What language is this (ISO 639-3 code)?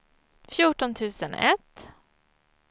swe